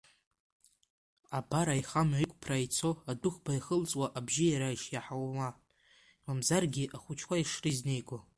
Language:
Abkhazian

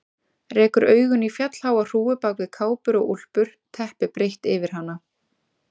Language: Icelandic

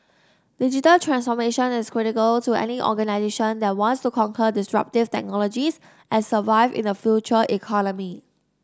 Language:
English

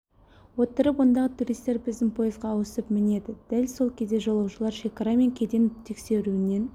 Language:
Kazakh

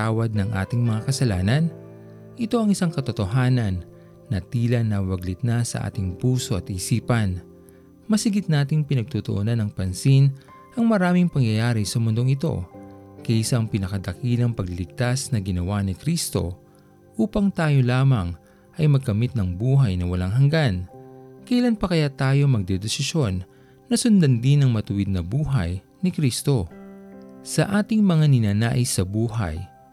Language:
Filipino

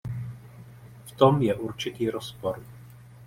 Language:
Czech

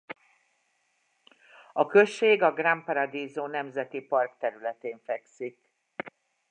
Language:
Hungarian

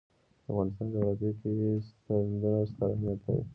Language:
Pashto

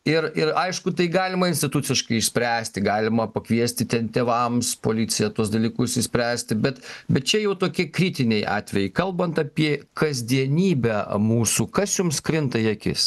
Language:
Lithuanian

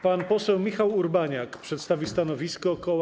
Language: Polish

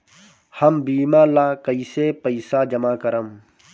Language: Bhojpuri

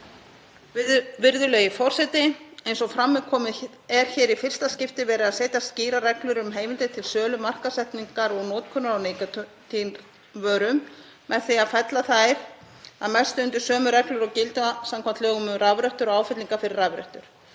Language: Icelandic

